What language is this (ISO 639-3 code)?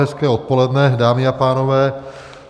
ces